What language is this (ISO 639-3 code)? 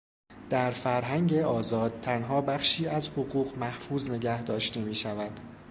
fas